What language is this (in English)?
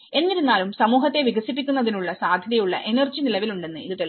Malayalam